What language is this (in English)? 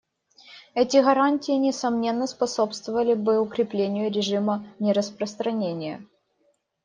Russian